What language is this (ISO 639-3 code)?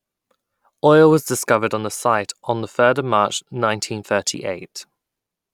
eng